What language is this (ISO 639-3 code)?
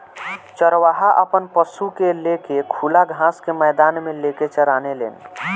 bho